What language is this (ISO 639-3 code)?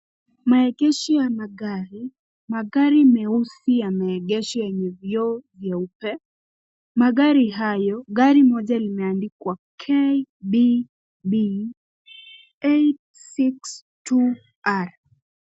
swa